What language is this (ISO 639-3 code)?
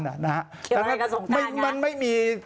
tha